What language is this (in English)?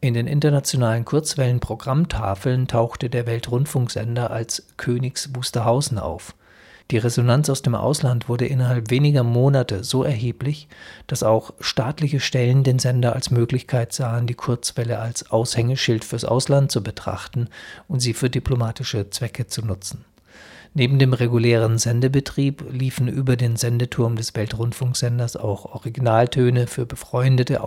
German